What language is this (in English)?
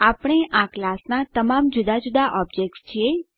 Gujarati